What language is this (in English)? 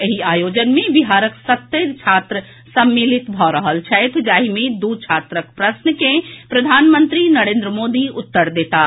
Maithili